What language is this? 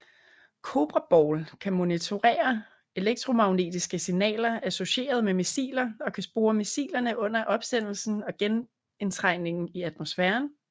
Danish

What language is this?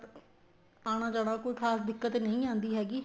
Punjabi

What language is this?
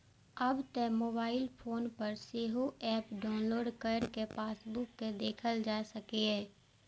Maithili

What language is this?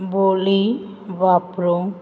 Konkani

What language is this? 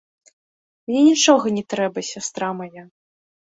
Belarusian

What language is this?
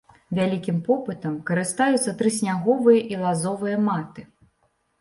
Belarusian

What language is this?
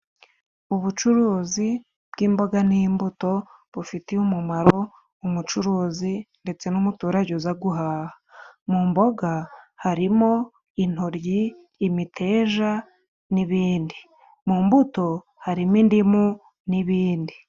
Kinyarwanda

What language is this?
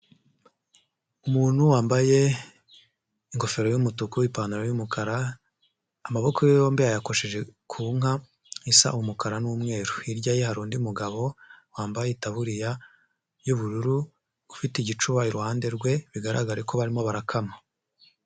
Kinyarwanda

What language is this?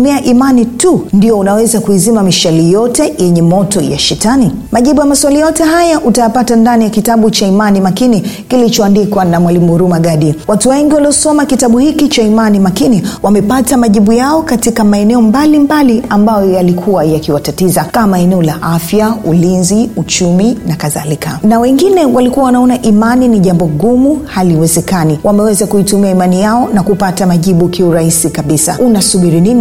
Swahili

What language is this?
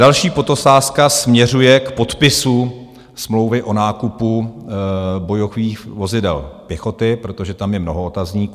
Czech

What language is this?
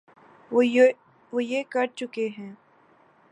Urdu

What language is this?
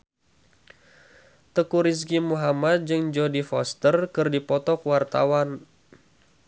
Sundanese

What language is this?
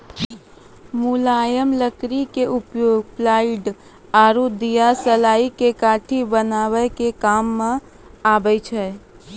Maithili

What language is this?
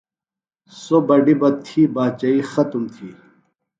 Phalura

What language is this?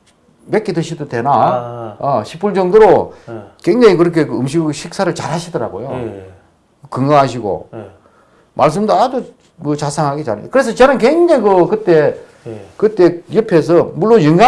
Korean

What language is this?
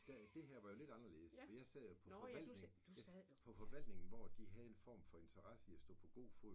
Danish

